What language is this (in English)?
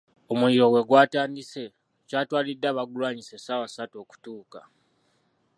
Ganda